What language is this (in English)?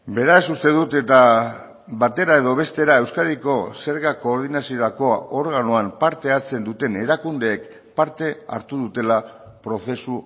Basque